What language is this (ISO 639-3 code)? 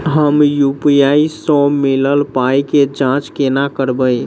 mai